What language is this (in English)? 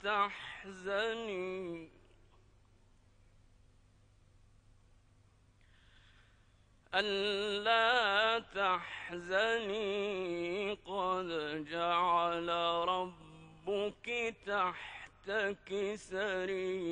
Arabic